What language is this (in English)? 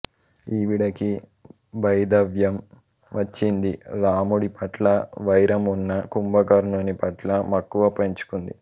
Telugu